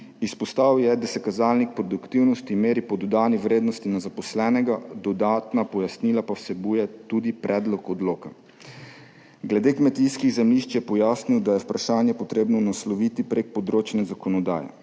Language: Slovenian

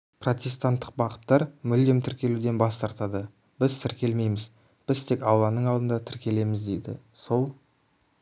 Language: Kazakh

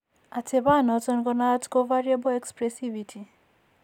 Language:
Kalenjin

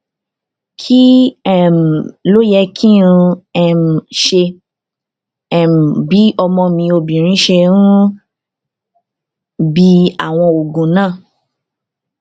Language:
Yoruba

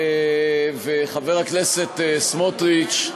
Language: Hebrew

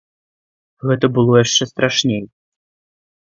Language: Belarusian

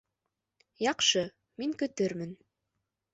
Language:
Bashkir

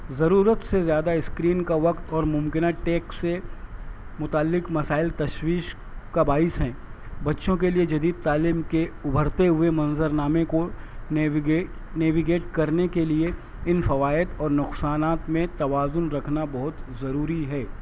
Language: Urdu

